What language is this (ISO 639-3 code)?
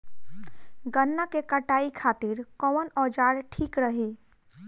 bho